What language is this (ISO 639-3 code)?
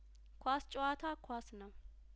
amh